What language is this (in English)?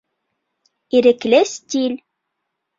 Bashkir